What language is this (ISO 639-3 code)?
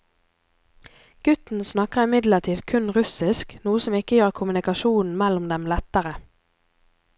nor